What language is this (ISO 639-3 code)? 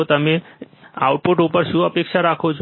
guj